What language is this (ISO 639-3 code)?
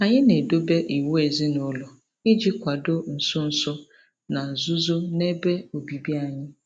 ibo